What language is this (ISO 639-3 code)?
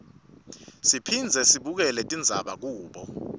ssw